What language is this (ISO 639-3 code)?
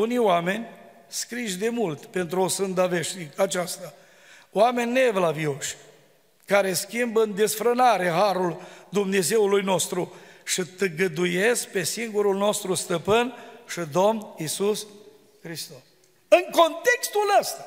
ron